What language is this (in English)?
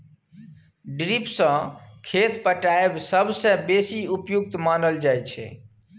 Maithili